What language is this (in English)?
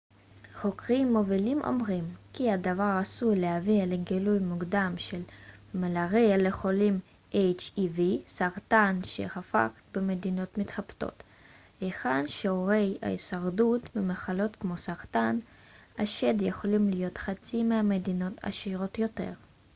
Hebrew